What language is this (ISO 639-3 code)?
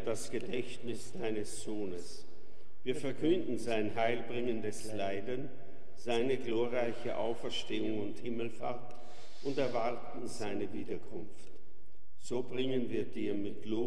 deu